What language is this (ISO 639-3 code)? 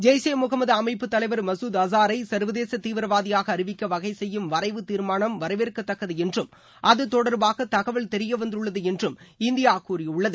tam